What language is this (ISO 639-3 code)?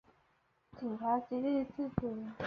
zho